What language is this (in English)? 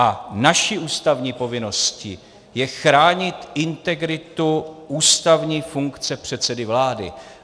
Czech